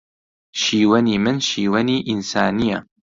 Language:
Central Kurdish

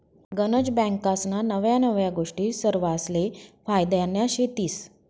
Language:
Marathi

